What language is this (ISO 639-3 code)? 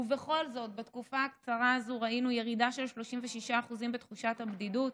heb